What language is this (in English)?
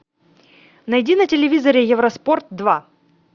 Russian